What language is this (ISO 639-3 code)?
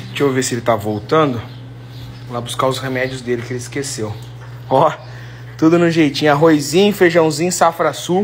por